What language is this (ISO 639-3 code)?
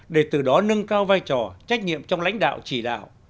vie